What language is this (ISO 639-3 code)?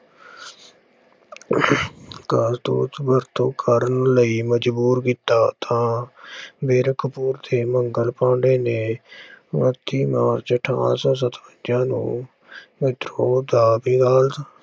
pan